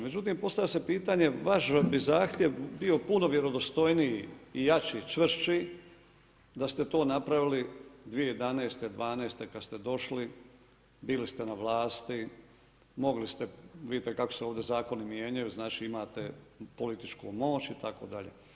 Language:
Croatian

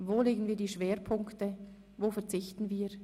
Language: Swiss German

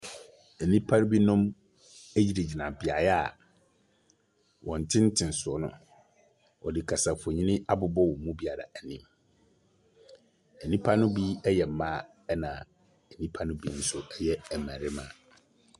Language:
Akan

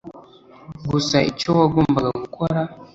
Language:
Kinyarwanda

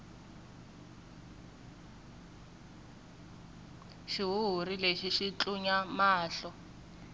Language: Tsonga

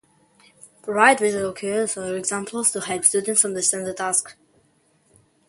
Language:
English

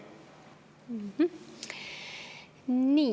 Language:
Estonian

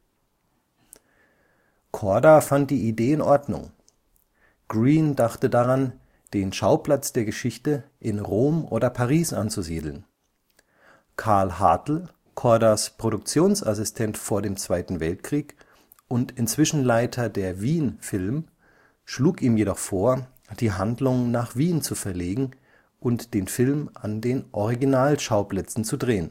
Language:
German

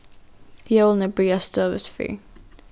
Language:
Faroese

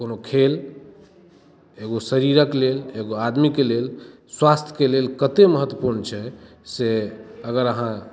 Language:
Maithili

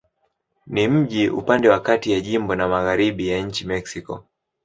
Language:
Swahili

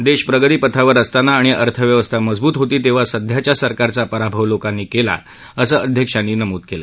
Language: Marathi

